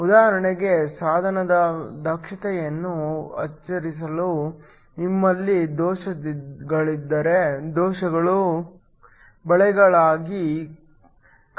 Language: Kannada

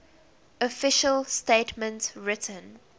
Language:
English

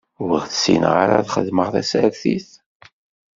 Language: Kabyle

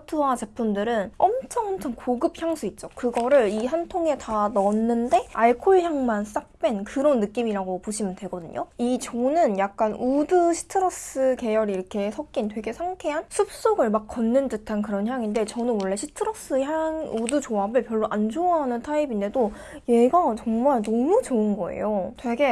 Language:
Korean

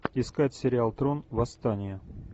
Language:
Russian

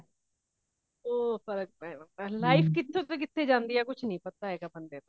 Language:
Punjabi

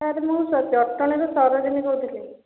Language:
Odia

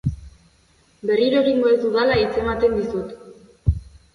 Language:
Basque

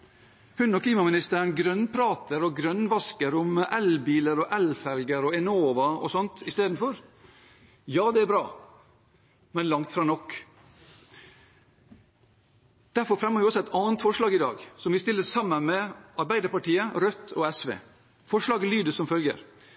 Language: Norwegian Bokmål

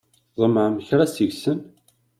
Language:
Kabyle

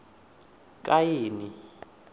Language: Venda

